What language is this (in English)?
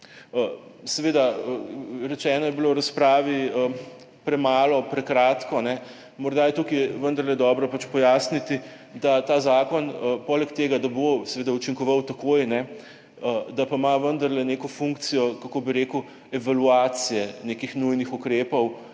Slovenian